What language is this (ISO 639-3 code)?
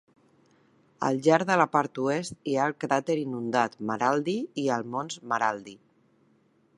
cat